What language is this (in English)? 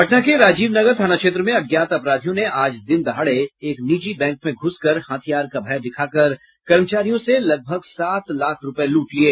Hindi